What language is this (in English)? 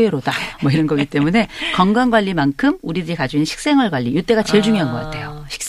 Korean